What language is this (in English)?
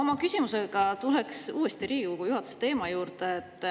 Estonian